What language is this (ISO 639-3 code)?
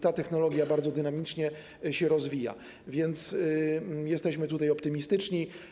pol